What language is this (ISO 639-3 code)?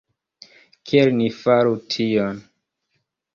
epo